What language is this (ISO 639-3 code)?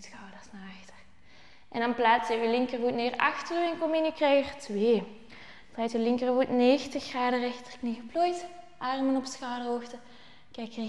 nld